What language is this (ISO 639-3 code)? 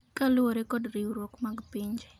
luo